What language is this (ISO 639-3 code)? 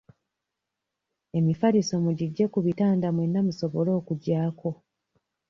lug